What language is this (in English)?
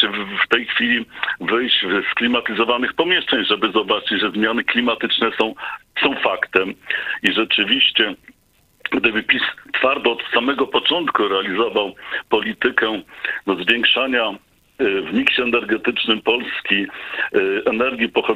Polish